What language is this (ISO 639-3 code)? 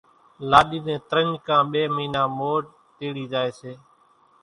gjk